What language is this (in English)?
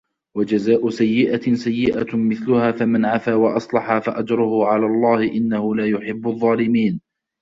Arabic